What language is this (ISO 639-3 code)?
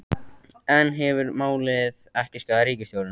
isl